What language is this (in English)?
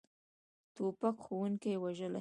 Pashto